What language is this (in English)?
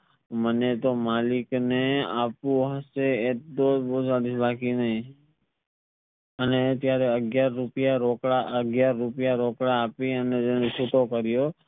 Gujarati